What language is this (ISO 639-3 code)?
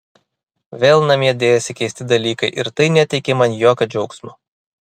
lit